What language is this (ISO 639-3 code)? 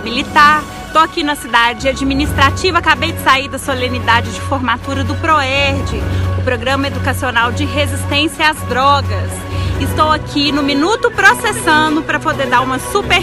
por